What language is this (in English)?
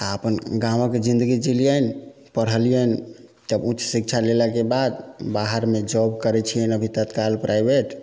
Maithili